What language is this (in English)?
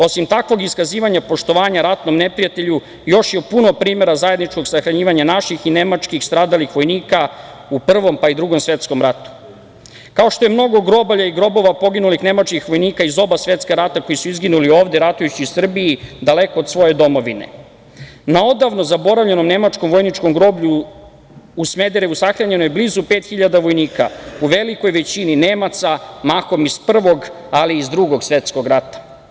Serbian